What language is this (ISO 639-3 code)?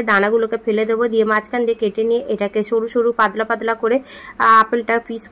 hin